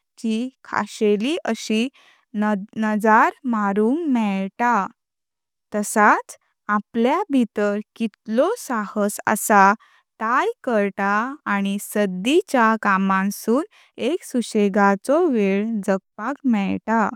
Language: Konkani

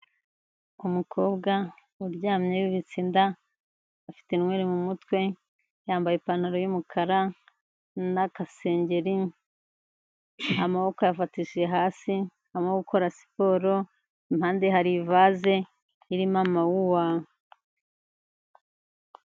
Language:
Kinyarwanda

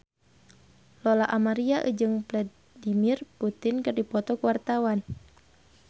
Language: Sundanese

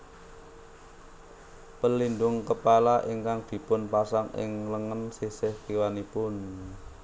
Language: Javanese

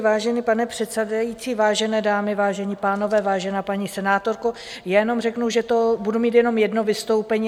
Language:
Czech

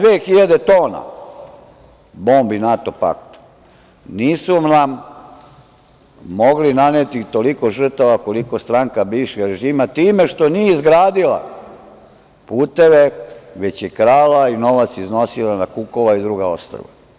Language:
Serbian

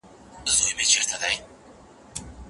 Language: Pashto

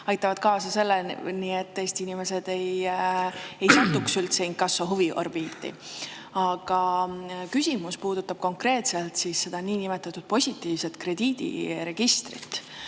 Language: Estonian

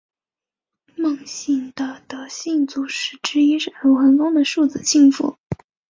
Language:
Chinese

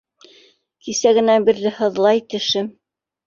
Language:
Bashkir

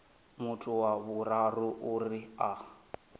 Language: Venda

